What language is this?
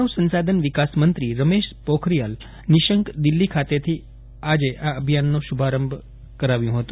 Gujarati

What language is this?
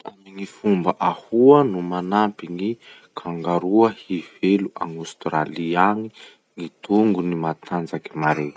Masikoro Malagasy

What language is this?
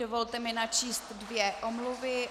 Czech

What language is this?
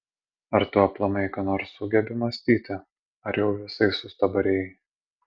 Lithuanian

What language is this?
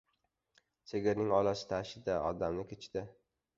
Uzbek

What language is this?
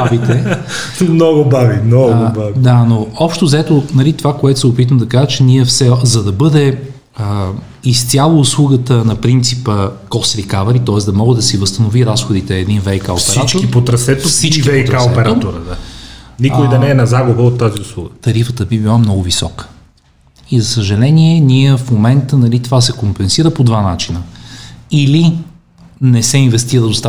Bulgarian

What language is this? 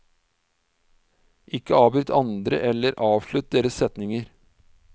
Norwegian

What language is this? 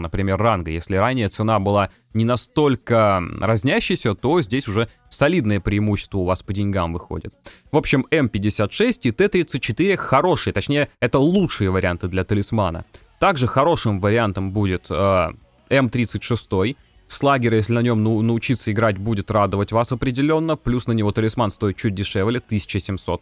Russian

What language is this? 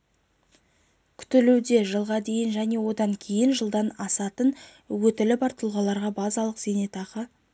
Kazakh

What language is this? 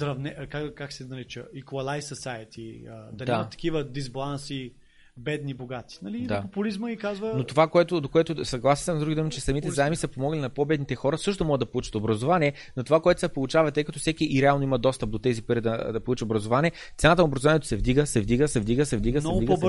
Bulgarian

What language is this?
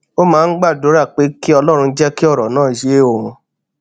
Yoruba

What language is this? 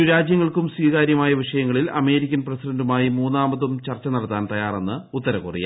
Malayalam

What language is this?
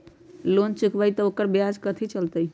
Magahi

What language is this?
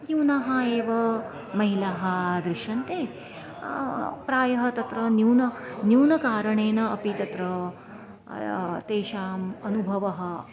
Sanskrit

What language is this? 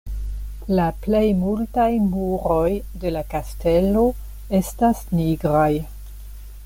Esperanto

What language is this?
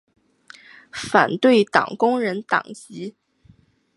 Chinese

